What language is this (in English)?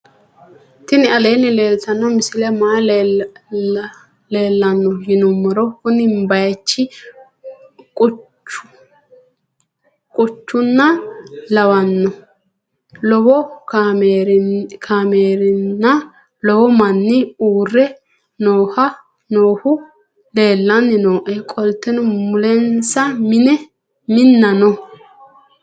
Sidamo